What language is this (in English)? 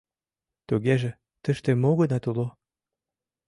Mari